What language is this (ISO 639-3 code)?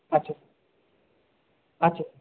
ben